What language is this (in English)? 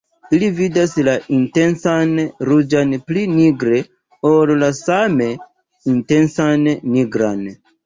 Esperanto